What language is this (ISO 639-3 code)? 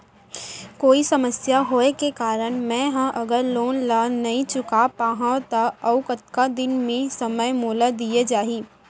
hne